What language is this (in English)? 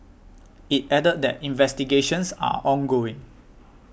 English